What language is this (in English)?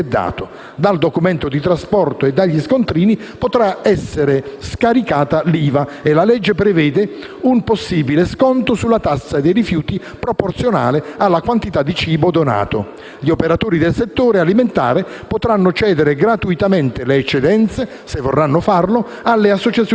Italian